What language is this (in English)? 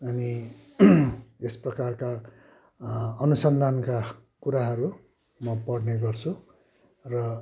Nepali